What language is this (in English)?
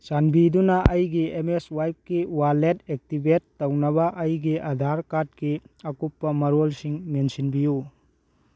Manipuri